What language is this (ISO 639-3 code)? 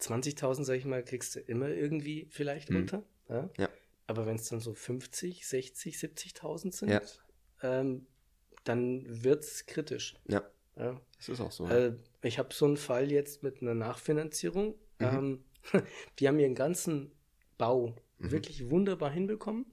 deu